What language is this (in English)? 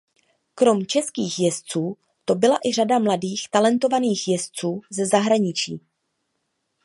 Czech